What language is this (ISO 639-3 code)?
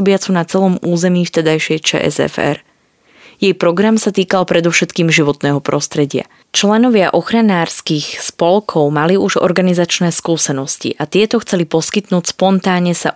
slk